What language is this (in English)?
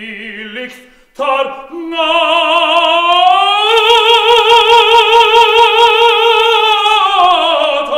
Norwegian